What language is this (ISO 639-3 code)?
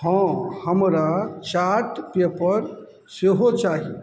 mai